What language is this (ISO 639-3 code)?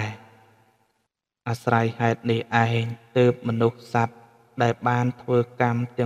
tha